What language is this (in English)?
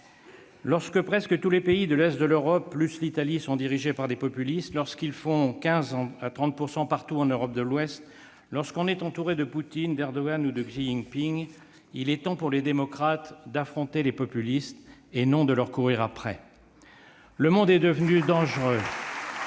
French